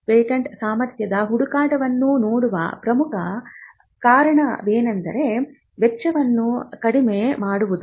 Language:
Kannada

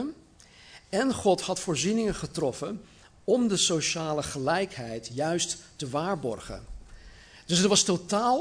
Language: Dutch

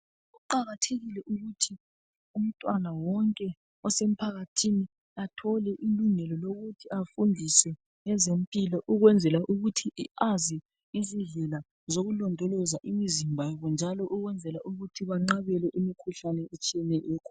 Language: North Ndebele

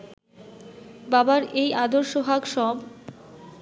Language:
Bangla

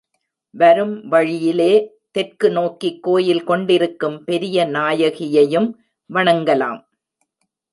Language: Tamil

